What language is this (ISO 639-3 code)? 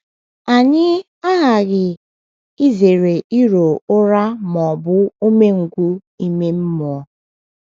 ibo